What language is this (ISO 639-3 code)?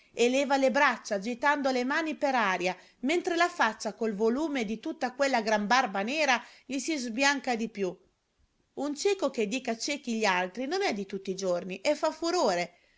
ita